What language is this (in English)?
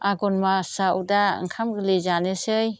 Bodo